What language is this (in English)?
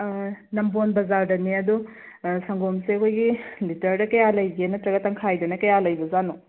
Manipuri